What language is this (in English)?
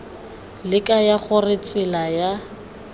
Tswana